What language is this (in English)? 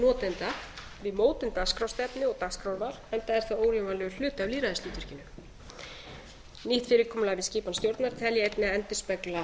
Icelandic